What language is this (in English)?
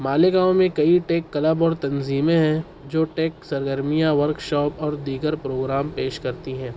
Urdu